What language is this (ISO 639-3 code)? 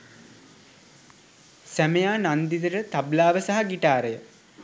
sin